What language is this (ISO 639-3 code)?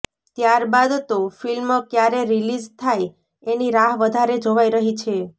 guj